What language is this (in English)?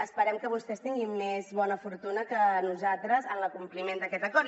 Catalan